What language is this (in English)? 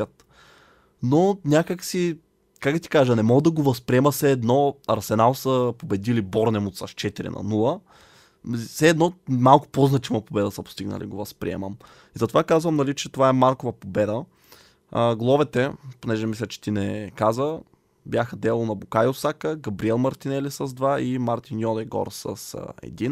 Bulgarian